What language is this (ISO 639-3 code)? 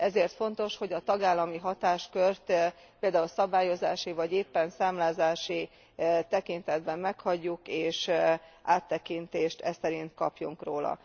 hun